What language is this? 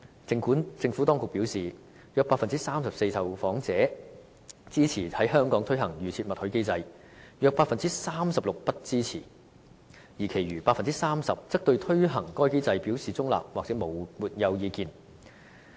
Cantonese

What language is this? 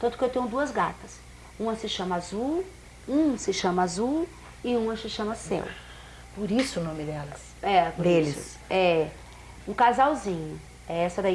Portuguese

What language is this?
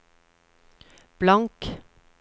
Norwegian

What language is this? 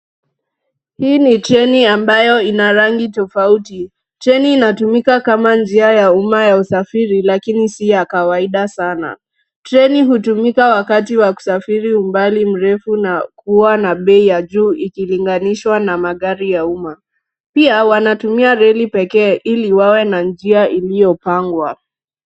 Swahili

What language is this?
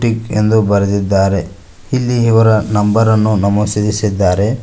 Kannada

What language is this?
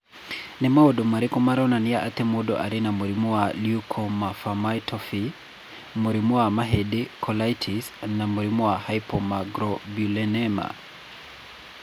Kikuyu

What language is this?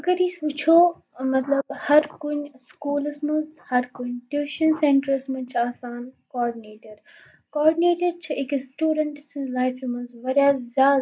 Kashmiri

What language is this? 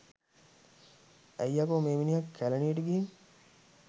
Sinhala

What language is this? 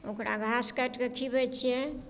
Maithili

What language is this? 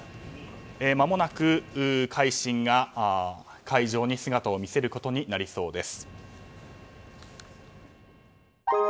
Japanese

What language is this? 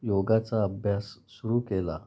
Marathi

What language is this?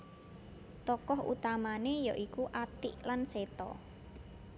Javanese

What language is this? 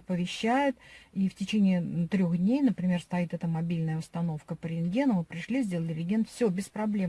Russian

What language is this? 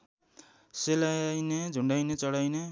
Nepali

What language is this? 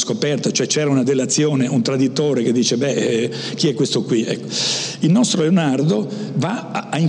Italian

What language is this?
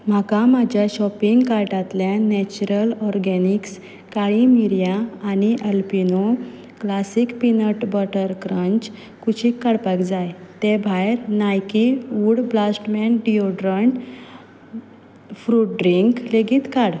Konkani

